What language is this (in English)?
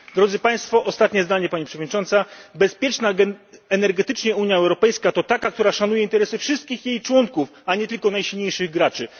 Polish